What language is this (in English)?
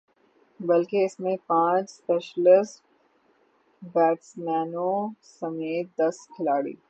Urdu